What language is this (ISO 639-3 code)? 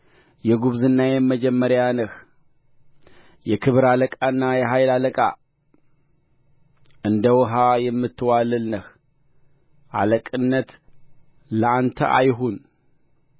amh